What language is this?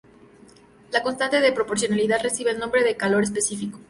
Spanish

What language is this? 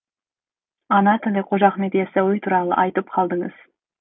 Kazakh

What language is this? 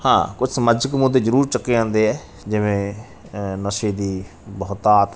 Punjabi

